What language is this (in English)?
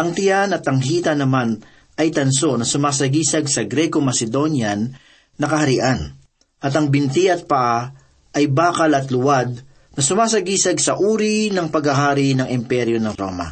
Filipino